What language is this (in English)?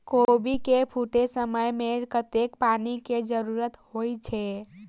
Maithili